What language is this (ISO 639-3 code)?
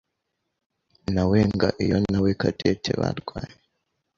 kin